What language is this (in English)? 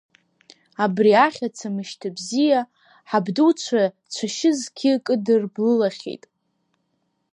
Abkhazian